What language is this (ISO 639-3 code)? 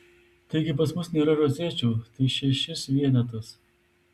lit